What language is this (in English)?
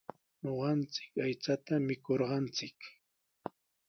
Sihuas Ancash Quechua